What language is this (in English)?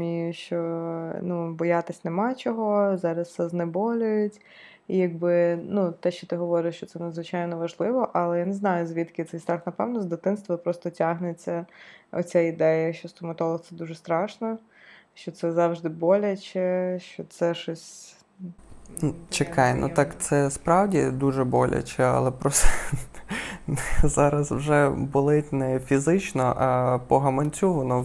Ukrainian